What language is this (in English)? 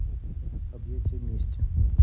Russian